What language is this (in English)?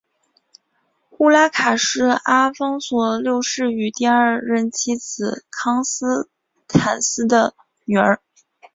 Chinese